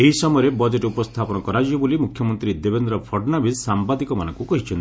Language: Odia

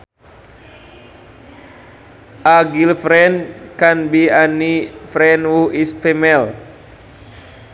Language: Sundanese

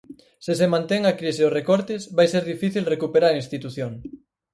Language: Galician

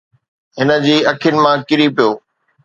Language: Sindhi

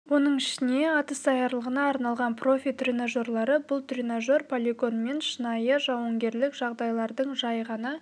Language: Kazakh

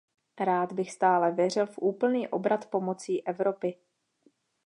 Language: Czech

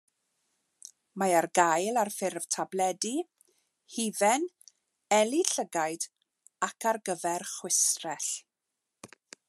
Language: Welsh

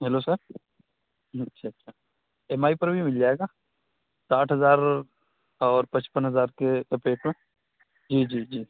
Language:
Urdu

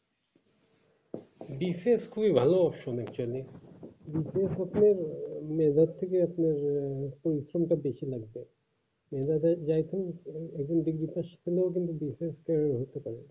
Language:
Bangla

